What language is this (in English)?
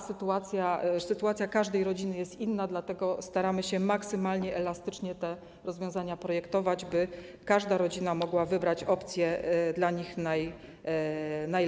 Polish